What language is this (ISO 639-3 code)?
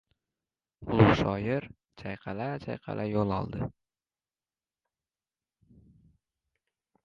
uzb